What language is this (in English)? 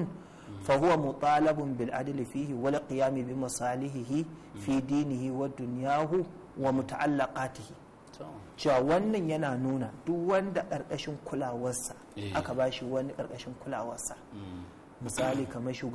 Arabic